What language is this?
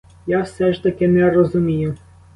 Ukrainian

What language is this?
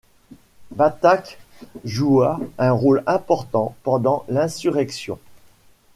French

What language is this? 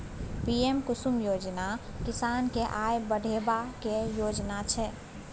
Maithili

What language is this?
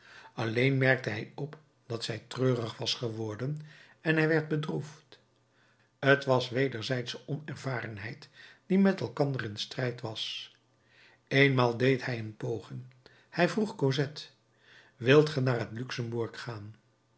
Dutch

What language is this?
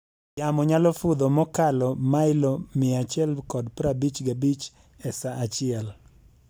Luo (Kenya and Tanzania)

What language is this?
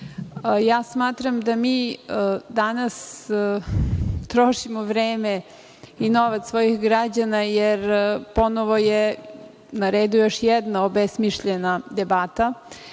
Serbian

